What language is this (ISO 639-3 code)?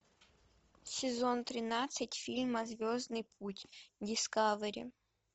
rus